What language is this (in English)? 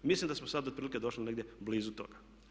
Croatian